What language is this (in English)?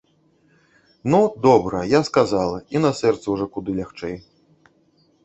Belarusian